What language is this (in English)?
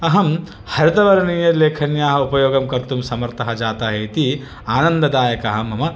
Sanskrit